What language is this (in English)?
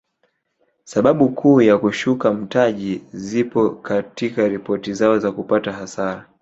Swahili